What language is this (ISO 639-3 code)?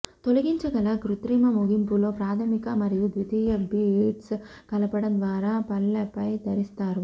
tel